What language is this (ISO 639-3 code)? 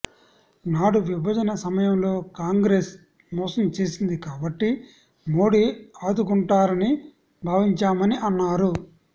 tel